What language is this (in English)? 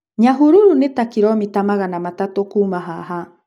Kikuyu